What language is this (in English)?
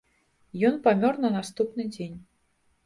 Belarusian